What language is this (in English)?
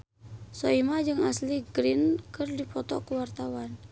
Sundanese